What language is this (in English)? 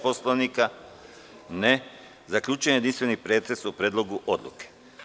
Serbian